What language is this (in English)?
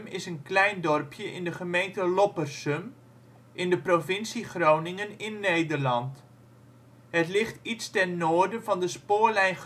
Dutch